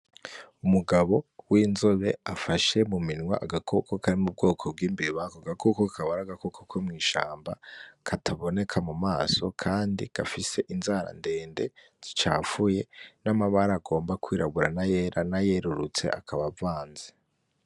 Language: Rundi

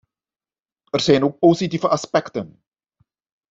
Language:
Dutch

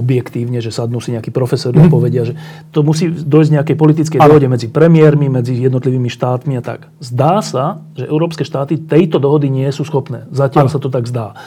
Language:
Slovak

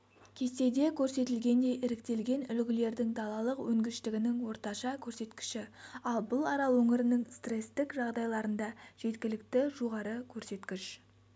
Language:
Kazakh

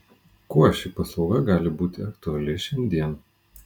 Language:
Lithuanian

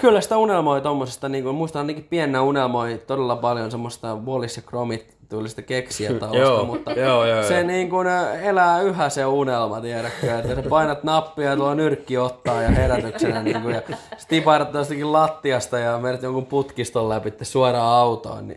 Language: Finnish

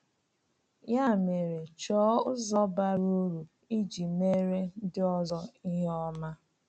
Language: Igbo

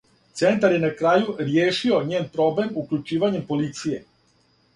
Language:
Serbian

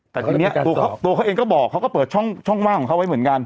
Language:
Thai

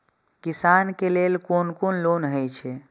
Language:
Maithili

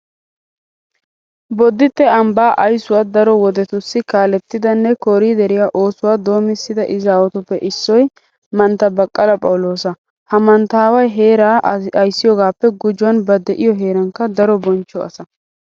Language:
Wolaytta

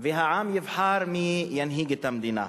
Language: Hebrew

